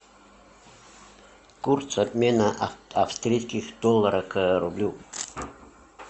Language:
Russian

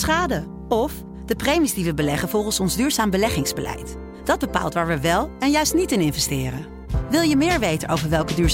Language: Dutch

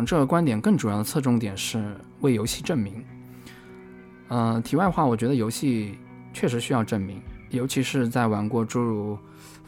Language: Chinese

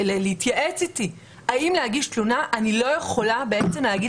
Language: Hebrew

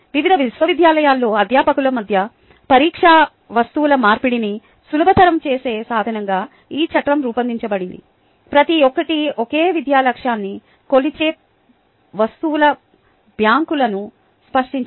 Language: Telugu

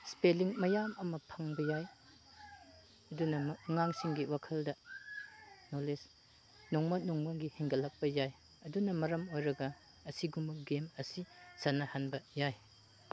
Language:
Manipuri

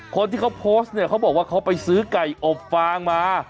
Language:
Thai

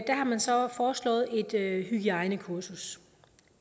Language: Danish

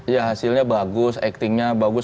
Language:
Indonesian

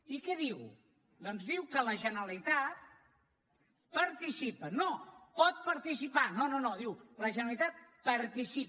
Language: Catalan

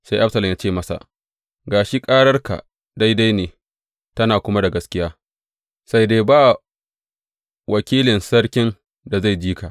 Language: Hausa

